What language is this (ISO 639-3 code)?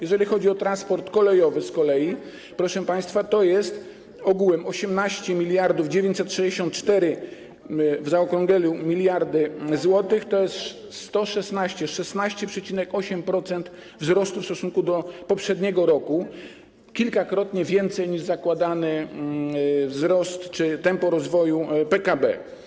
pol